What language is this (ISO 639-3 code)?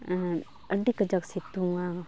sat